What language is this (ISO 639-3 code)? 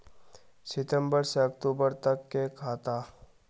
mag